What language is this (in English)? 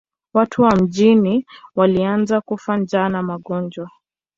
Swahili